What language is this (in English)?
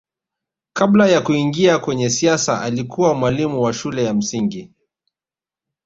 Swahili